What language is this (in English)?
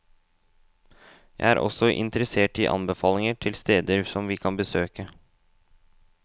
Norwegian